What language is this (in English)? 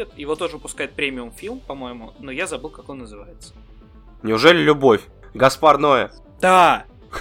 Russian